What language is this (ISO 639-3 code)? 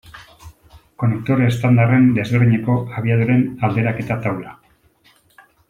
eus